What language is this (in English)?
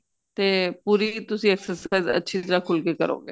Punjabi